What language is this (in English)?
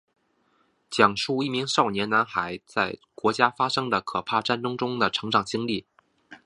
Chinese